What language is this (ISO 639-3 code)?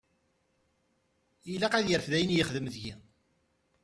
kab